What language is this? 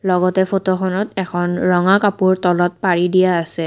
Assamese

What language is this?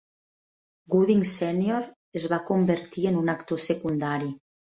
Catalan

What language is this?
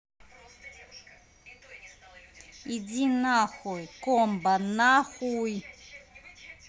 Russian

